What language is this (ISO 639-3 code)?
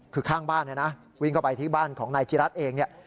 tha